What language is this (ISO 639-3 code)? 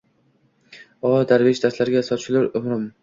uzb